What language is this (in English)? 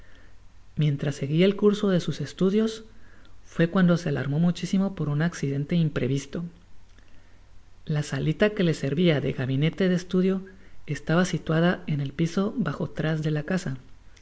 Spanish